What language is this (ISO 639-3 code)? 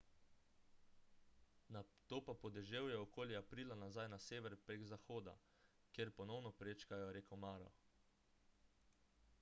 slv